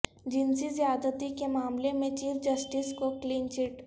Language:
Urdu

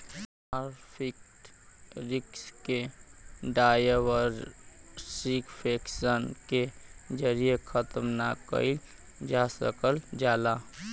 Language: Bhojpuri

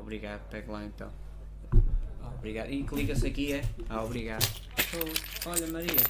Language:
Portuguese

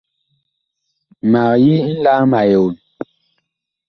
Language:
Bakoko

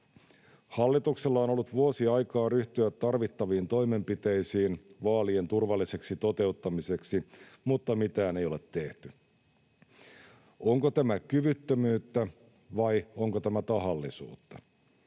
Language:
Finnish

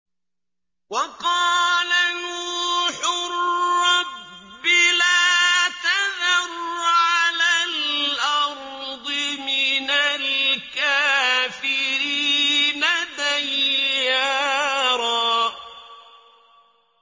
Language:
Arabic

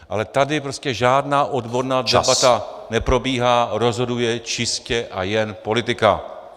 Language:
Czech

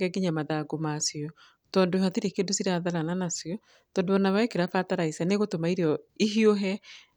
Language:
Kikuyu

